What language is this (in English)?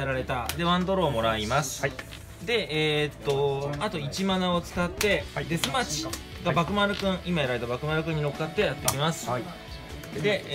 Japanese